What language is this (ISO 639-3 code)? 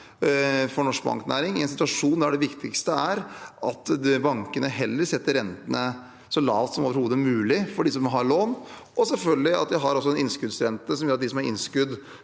nor